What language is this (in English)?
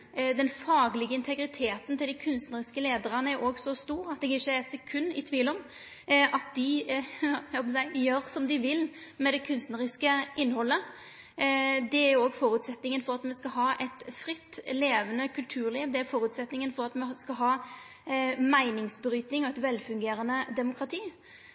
Norwegian Nynorsk